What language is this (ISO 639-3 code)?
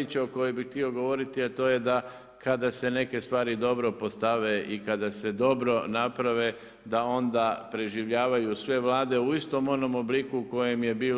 hrv